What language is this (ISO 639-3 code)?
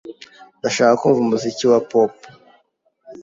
kin